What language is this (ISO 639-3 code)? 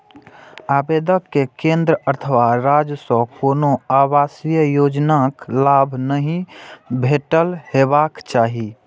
mai